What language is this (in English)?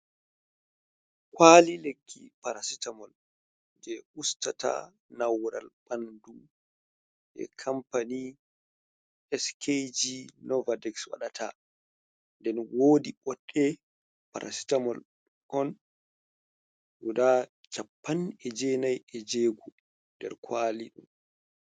Fula